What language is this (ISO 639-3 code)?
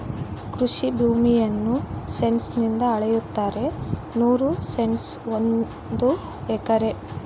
kan